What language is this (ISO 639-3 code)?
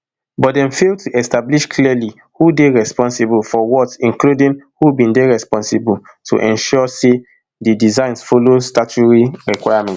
pcm